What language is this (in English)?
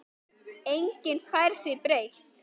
Icelandic